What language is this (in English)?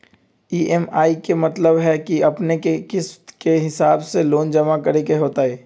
Magahi